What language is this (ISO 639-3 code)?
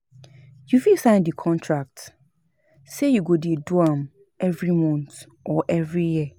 pcm